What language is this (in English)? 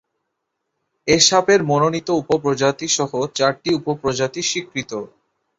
Bangla